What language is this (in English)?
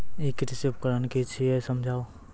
Maithili